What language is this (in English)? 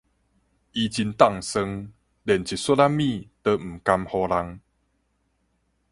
Min Nan Chinese